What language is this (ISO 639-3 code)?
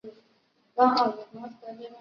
zho